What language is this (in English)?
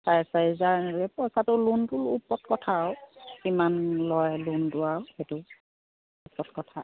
Assamese